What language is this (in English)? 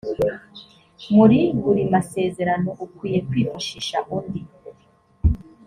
Kinyarwanda